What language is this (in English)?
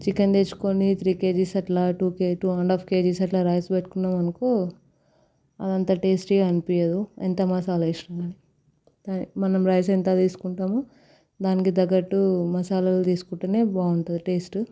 Telugu